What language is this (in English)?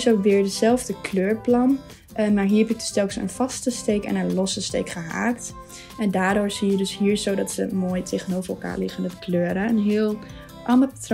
Dutch